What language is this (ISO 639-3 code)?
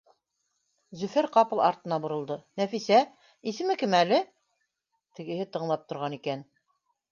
bak